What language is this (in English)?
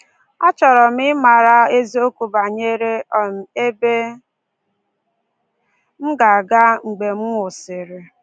Igbo